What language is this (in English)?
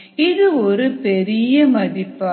Tamil